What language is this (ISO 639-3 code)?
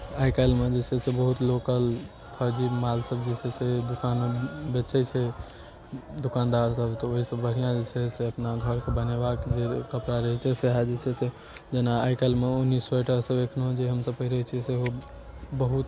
mai